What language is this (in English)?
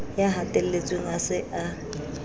Southern Sotho